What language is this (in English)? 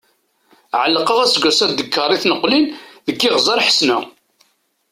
Kabyle